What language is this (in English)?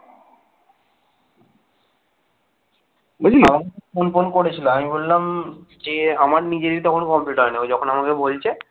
Bangla